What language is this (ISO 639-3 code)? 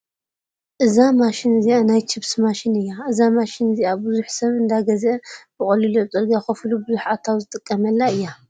tir